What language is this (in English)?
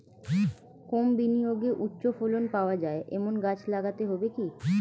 Bangla